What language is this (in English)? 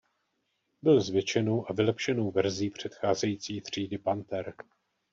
Czech